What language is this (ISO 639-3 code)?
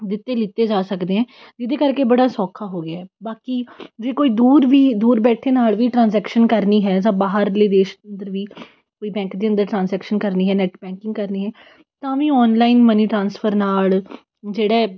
pan